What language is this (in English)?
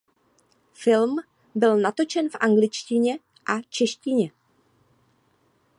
Czech